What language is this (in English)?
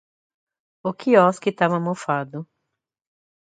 Portuguese